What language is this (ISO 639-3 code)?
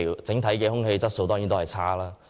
yue